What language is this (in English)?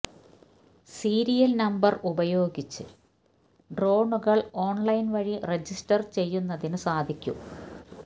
Malayalam